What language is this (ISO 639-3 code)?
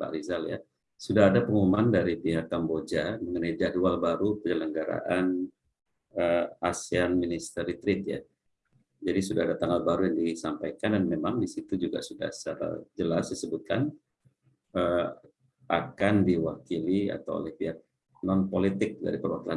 ind